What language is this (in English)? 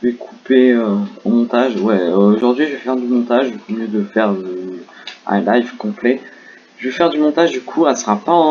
French